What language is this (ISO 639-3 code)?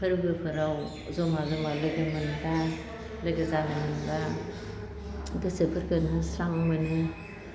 brx